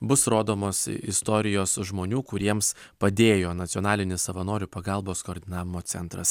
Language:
Lithuanian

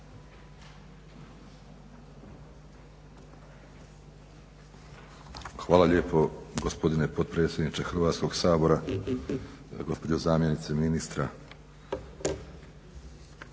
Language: Croatian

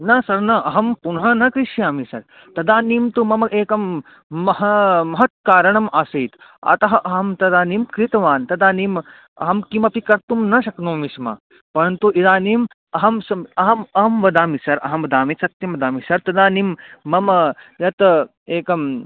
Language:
Sanskrit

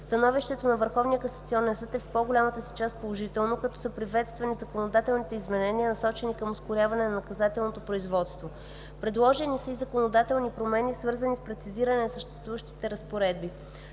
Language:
Bulgarian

